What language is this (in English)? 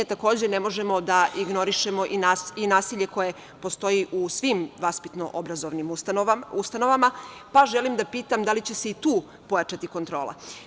Serbian